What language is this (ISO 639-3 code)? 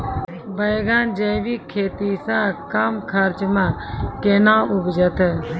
mai